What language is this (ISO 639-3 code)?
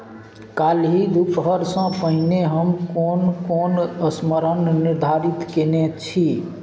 mai